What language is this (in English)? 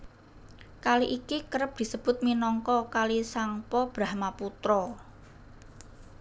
Javanese